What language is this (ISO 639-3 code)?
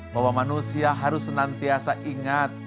ind